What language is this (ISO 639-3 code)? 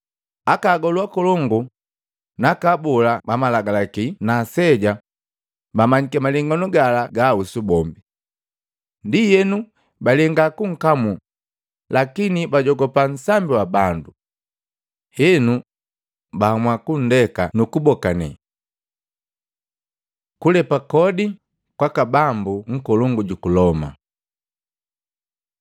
mgv